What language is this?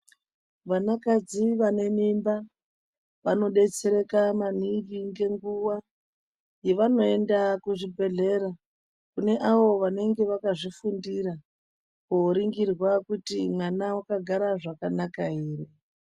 Ndau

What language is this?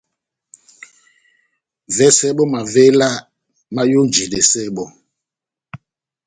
Batanga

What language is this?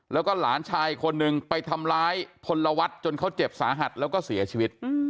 Thai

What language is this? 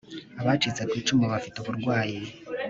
Kinyarwanda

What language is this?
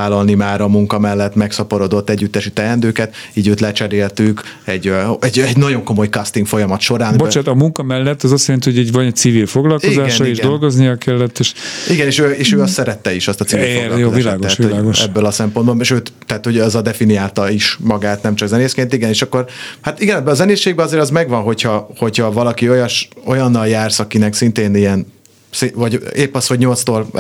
Hungarian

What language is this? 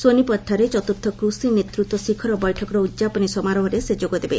Odia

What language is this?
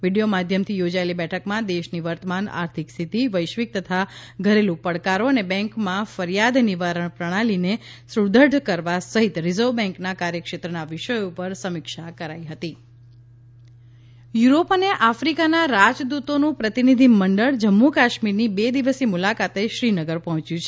Gujarati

